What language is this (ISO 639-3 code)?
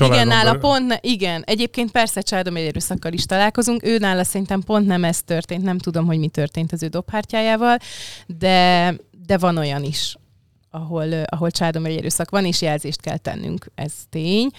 hun